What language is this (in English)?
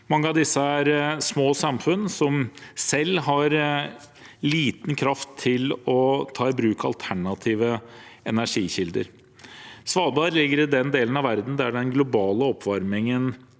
Norwegian